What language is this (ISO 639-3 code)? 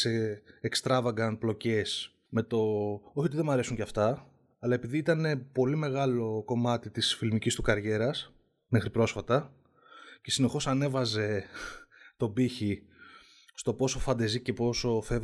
ell